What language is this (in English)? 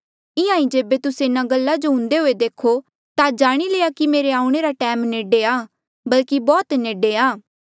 Mandeali